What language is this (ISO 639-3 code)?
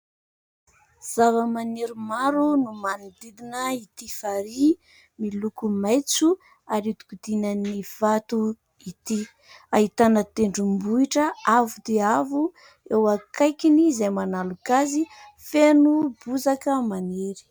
mlg